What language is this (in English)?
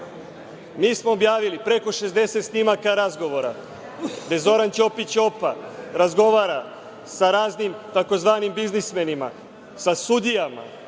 Serbian